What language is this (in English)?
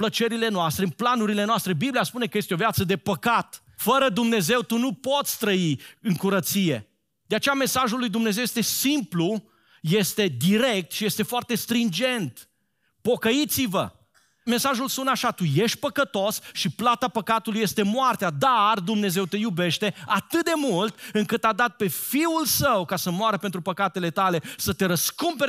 Romanian